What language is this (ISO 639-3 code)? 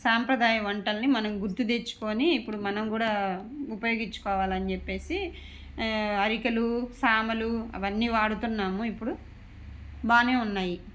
tel